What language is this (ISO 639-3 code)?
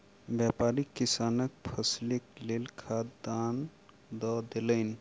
mai